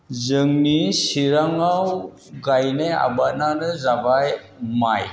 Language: Bodo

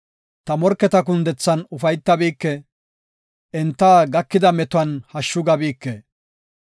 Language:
Gofa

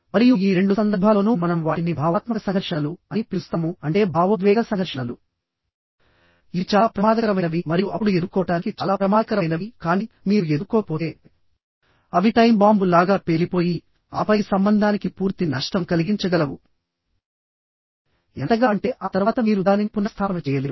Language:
Telugu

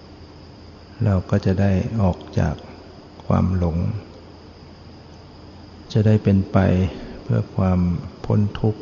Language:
Thai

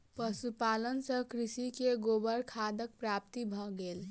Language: Maithili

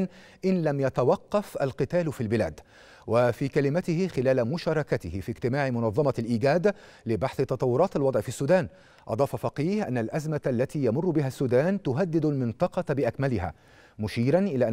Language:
Arabic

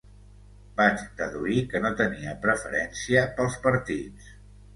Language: Catalan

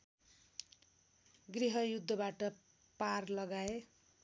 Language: Nepali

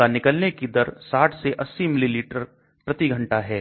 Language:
Hindi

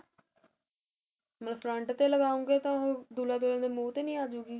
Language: Punjabi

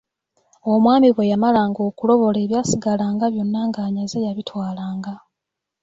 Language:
Ganda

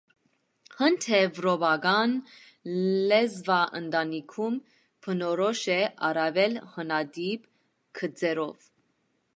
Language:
Armenian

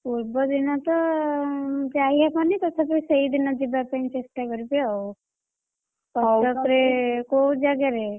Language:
Odia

